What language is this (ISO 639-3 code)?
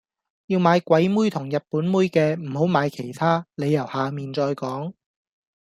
yue